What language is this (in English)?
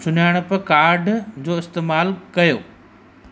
Sindhi